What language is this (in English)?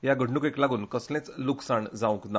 Konkani